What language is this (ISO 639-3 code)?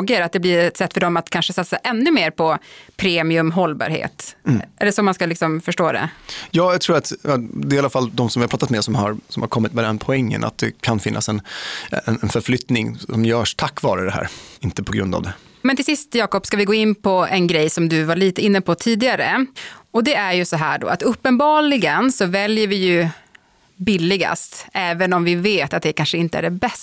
swe